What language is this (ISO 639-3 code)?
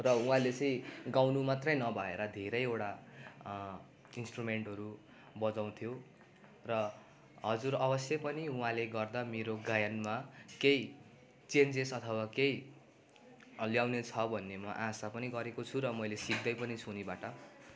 nep